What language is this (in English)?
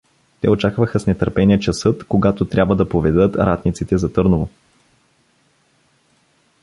Bulgarian